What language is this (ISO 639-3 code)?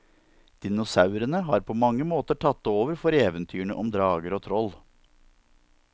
nor